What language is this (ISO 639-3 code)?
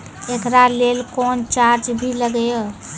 mai